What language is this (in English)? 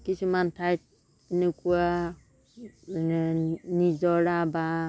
Assamese